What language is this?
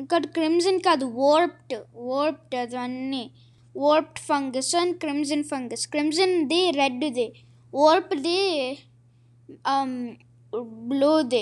Telugu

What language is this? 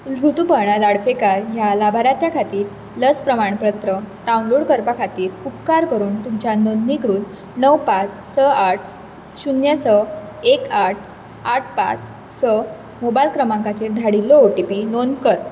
Konkani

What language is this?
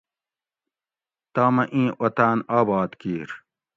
Gawri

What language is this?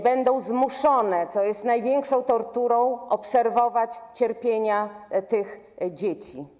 Polish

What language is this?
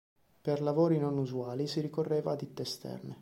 Italian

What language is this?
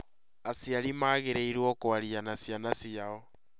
Kikuyu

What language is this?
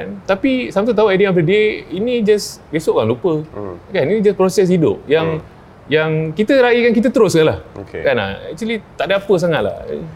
Malay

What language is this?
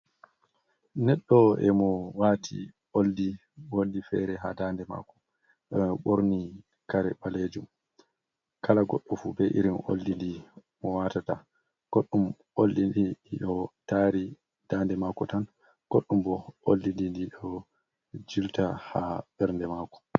Fula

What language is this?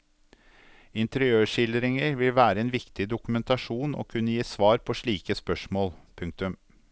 Norwegian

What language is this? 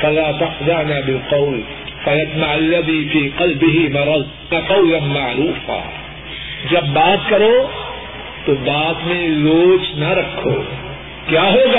Urdu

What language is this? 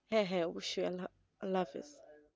Bangla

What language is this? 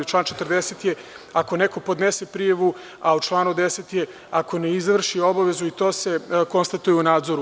Serbian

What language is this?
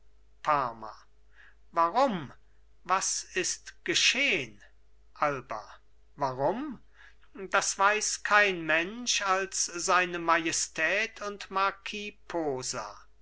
German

